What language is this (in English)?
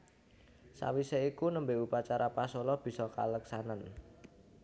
Javanese